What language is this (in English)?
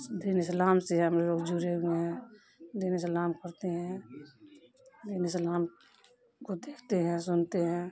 Urdu